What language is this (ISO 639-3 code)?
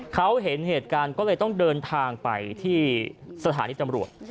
tha